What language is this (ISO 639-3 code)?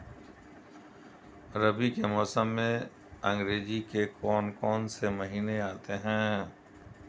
hin